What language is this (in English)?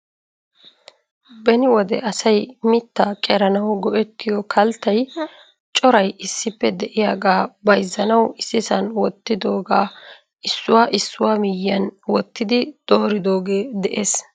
Wolaytta